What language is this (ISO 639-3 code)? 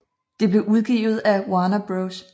dan